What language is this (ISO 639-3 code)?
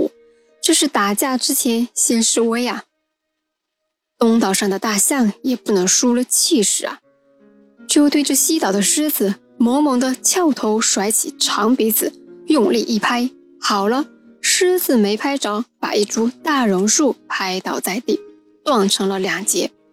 zho